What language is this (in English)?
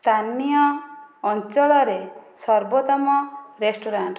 Odia